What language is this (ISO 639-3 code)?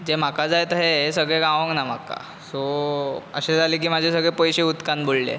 kok